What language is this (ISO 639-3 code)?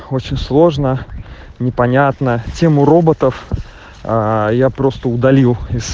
rus